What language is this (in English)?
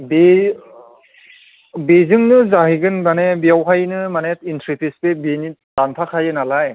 Bodo